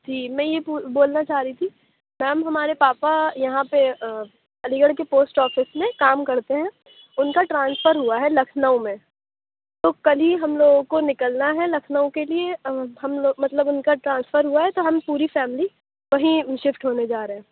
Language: Urdu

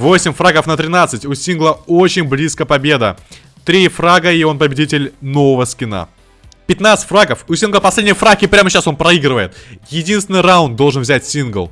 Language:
Russian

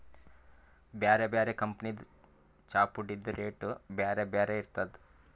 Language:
Kannada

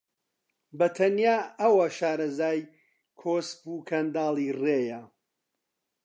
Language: Central Kurdish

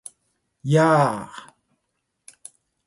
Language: Japanese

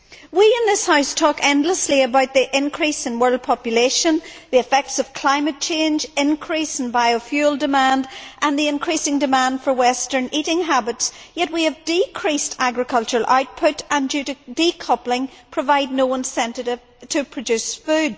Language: English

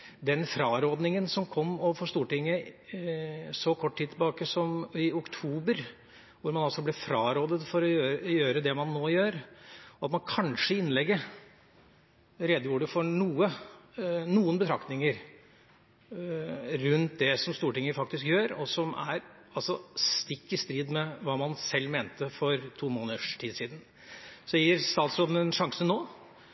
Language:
Norwegian Bokmål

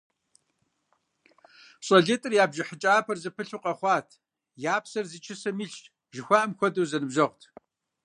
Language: Kabardian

